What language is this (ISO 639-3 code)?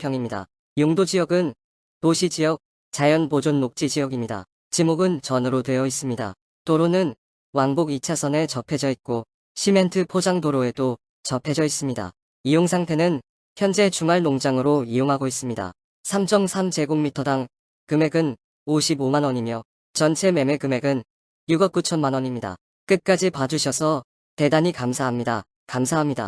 kor